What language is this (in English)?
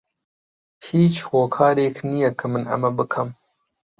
Central Kurdish